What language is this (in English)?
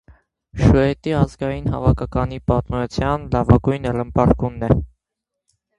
Armenian